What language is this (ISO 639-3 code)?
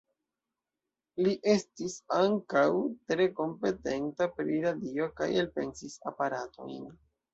epo